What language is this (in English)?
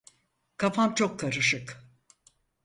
Turkish